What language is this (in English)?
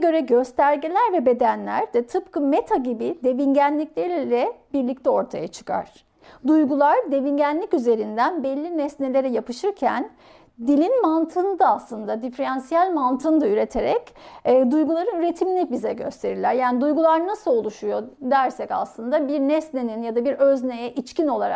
Turkish